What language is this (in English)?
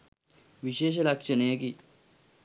Sinhala